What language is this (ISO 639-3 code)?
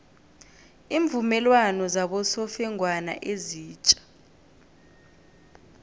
nbl